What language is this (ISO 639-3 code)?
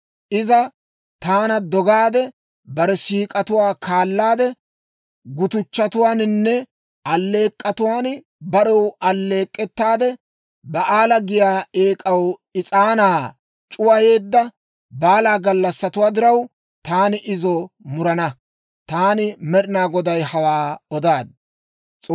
dwr